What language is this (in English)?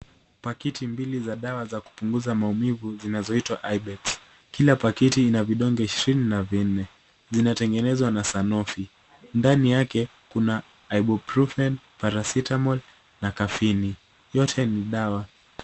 Swahili